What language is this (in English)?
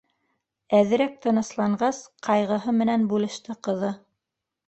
Bashkir